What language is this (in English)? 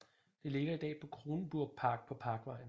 Danish